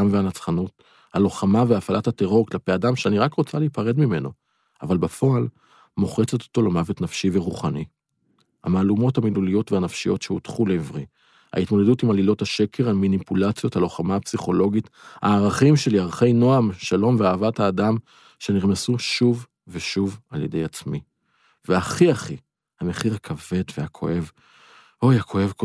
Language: Hebrew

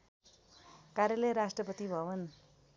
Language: Nepali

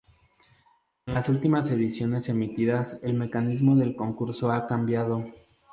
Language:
Spanish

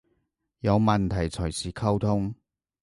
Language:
Cantonese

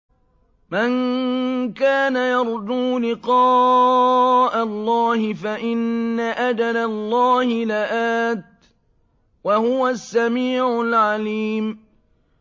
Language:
Arabic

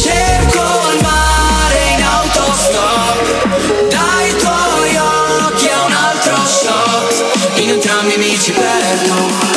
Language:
Italian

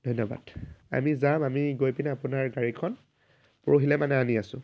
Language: Assamese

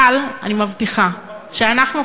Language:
Hebrew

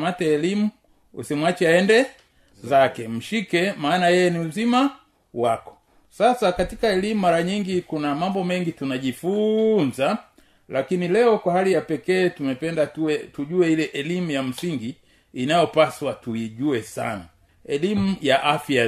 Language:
Swahili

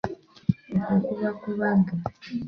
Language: Ganda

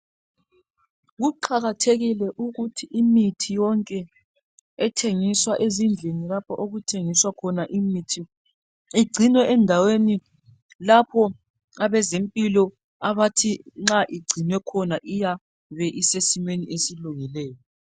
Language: North Ndebele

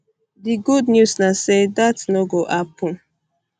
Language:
Nigerian Pidgin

